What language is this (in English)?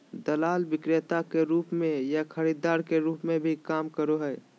Magahi